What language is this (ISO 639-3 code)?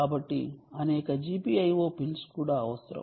tel